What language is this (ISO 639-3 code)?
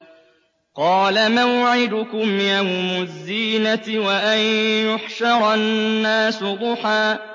ara